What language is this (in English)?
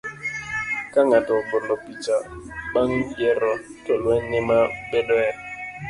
Luo (Kenya and Tanzania)